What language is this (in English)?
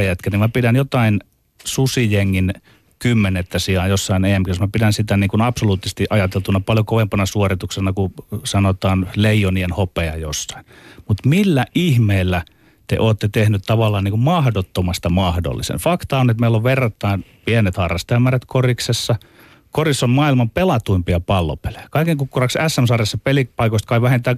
Finnish